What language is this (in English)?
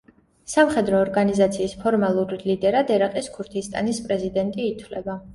Georgian